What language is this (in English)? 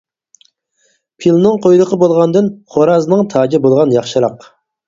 Uyghur